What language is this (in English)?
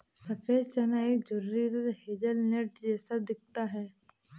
Hindi